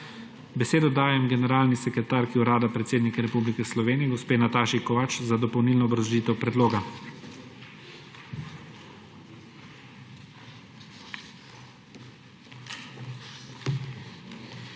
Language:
Slovenian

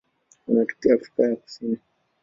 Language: Swahili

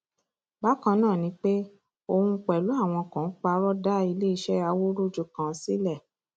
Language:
Yoruba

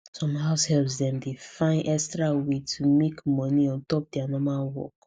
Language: Nigerian Pidgin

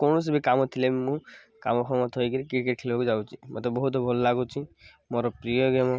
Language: Odia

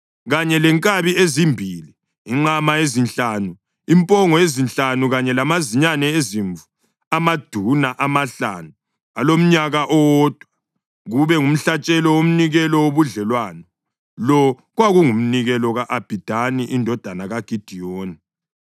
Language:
North Ndebele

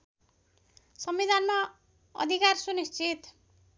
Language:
Nepali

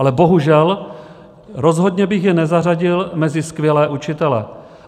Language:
Czech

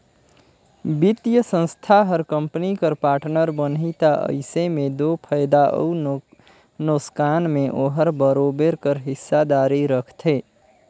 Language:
Chhattisgarhi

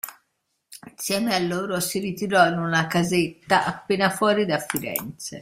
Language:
Italian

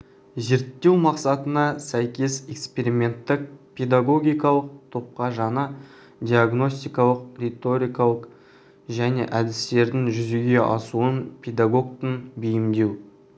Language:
Kazakh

